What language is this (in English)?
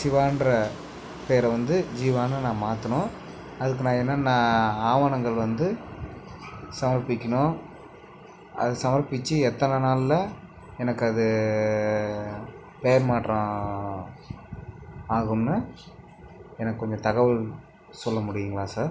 Tamil